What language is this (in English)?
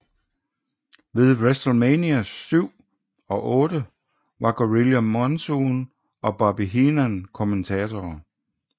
Danish